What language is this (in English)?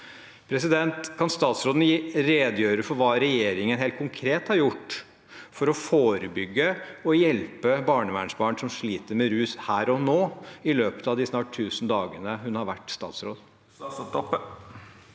Norwegian